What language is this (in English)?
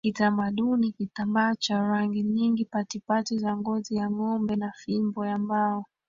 Swahili